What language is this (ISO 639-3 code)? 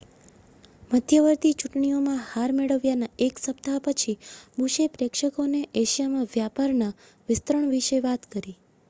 guj